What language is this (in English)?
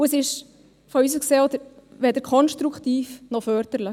Swiss German